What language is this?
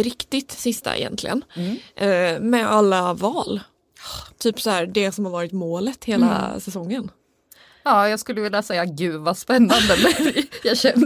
Swedish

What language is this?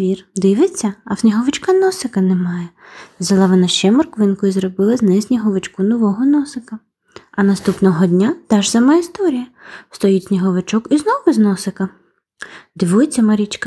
Ukrainian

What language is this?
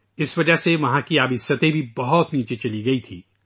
Urdu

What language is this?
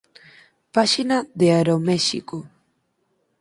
Galician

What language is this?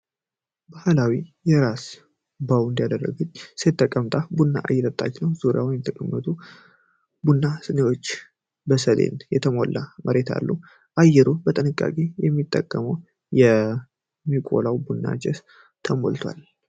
Amharic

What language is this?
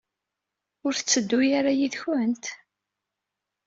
Kabyle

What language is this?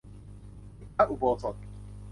Thai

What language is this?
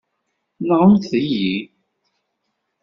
Kabyle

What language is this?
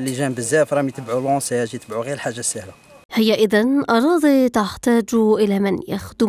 Arabic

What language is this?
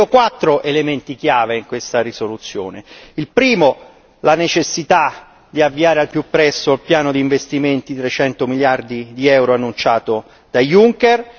Italian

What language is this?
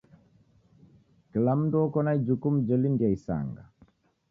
Taita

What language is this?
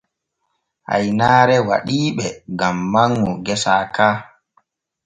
Borgu Fulfulde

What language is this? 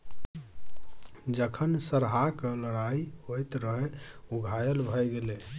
Maithili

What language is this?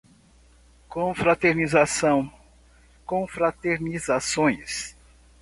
Portuguese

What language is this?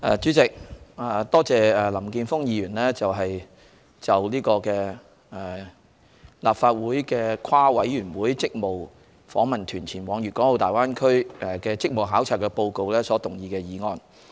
Cantonese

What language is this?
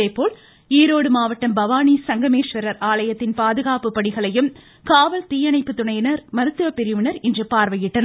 Tamil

